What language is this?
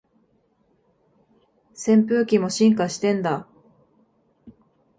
Japanese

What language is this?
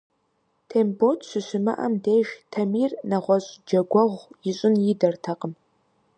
Kabardian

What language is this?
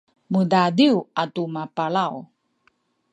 Sakizaya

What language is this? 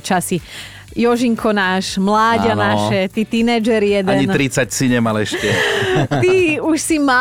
Slovak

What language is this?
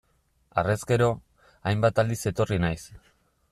Basque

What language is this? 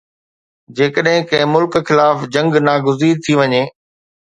Sindhi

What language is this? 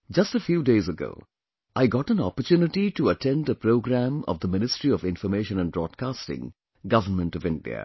English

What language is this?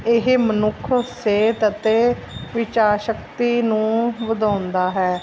Punjabi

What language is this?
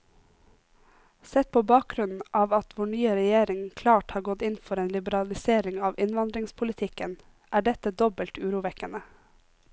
Norwegian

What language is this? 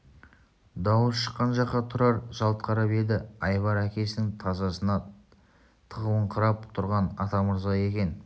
Kazakh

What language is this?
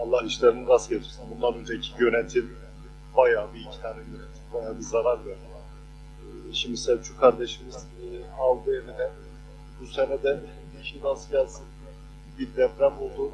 Turkish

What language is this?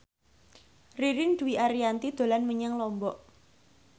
Javanese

